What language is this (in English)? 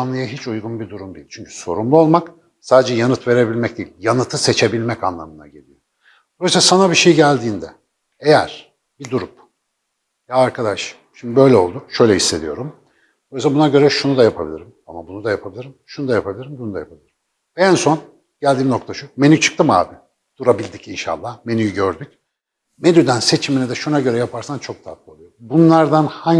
Turkish